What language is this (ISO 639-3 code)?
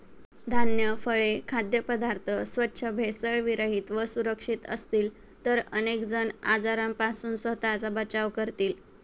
mar